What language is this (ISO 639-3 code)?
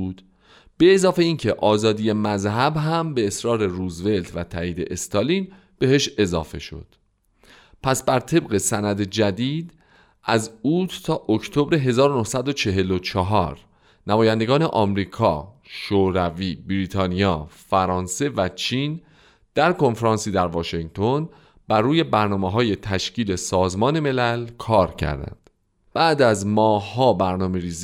fas